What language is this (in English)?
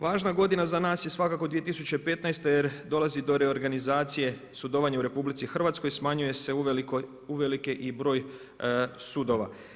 Croatian